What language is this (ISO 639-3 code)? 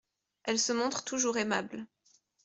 fra